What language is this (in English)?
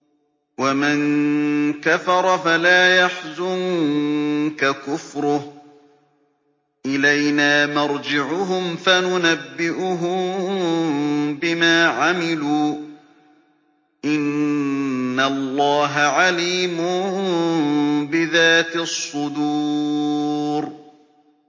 Arabic